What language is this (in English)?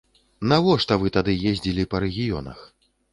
Belarusian